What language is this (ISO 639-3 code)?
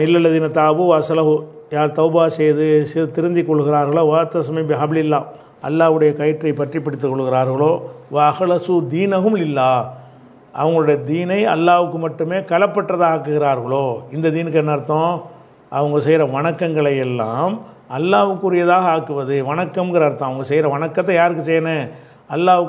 tam